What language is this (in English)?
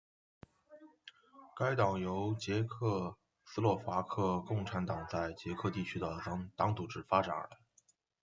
Chinese